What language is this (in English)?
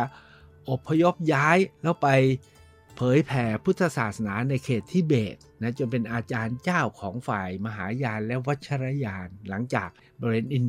Thai